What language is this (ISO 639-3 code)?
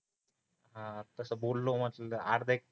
mar